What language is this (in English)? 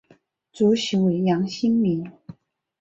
Chinese